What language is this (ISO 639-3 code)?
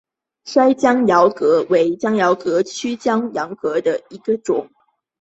zho